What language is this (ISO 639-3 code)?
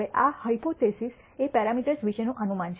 guj